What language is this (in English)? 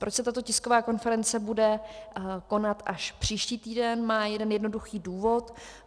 Czech